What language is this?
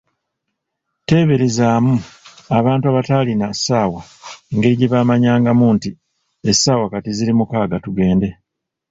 Ganda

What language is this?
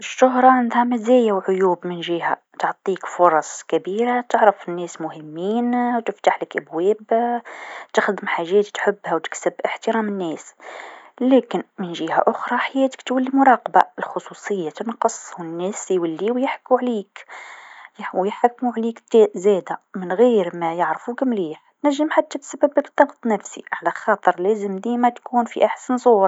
Tunisian Arabic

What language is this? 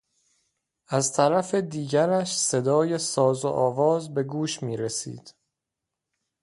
Persian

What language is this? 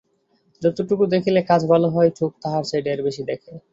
Bangla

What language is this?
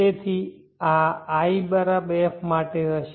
Gujarati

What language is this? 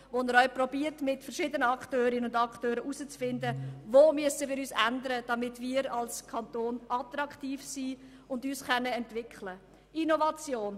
Swiss German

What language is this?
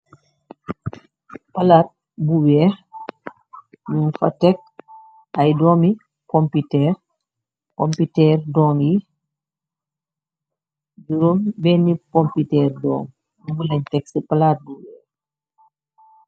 Wolof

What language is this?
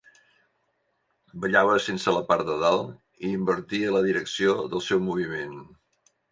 Catalan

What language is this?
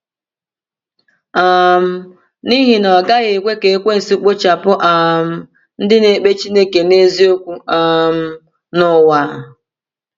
Igbo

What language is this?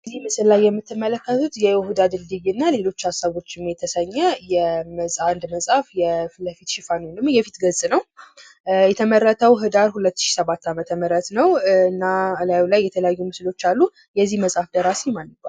Amharic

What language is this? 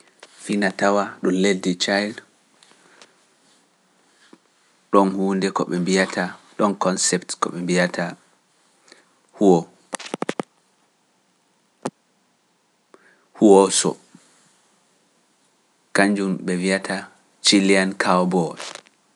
Pular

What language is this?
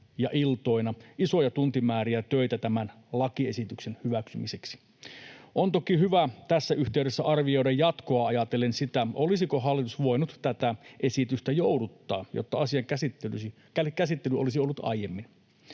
Finnish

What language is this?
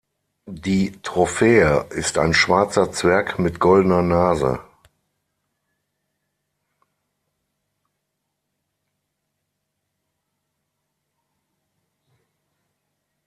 German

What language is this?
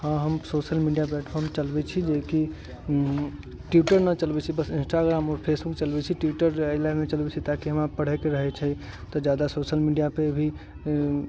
Maithili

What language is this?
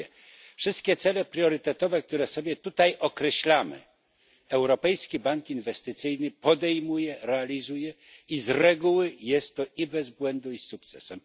Polish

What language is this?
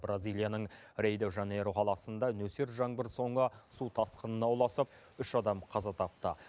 Kazakh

